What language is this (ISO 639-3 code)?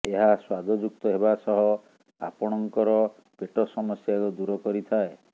ori